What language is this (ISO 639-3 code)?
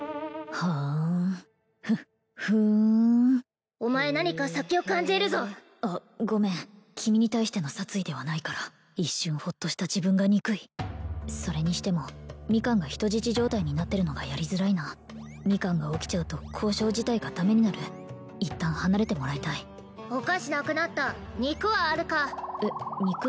jpn